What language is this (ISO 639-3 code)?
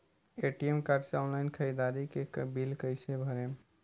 bho